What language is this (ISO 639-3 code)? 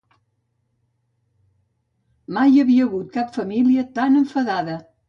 cat